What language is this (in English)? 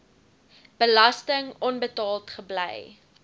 Afrikaans